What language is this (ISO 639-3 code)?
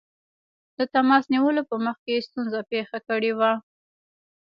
pus